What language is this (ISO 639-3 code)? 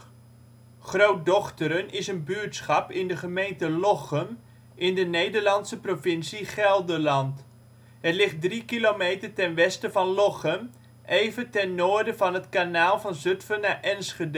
nld